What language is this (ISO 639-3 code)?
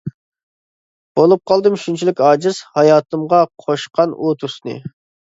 uig